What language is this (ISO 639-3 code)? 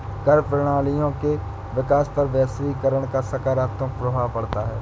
hin